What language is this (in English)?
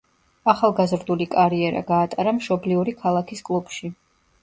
Georgian